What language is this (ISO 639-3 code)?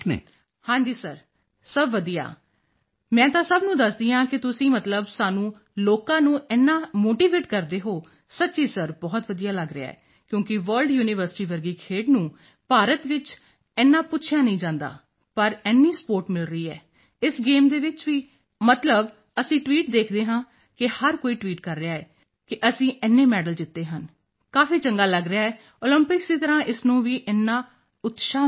pan